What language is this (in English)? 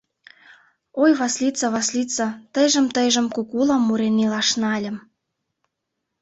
Mari